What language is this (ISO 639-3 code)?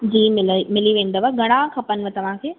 snd